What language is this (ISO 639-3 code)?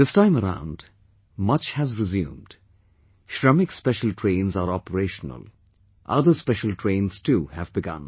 eng